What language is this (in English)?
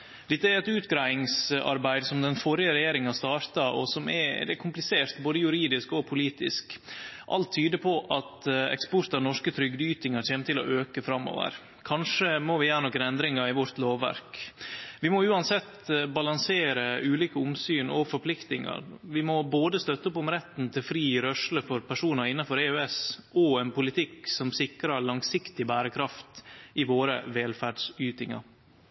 Norwegian Nynorsk